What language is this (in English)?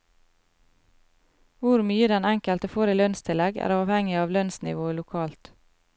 Norwegian